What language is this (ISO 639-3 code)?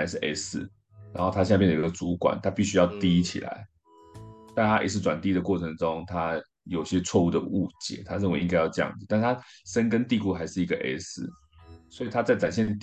zho